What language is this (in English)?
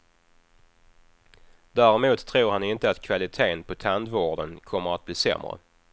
Swedish